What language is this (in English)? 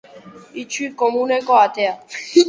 Basque